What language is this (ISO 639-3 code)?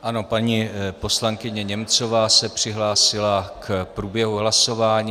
ces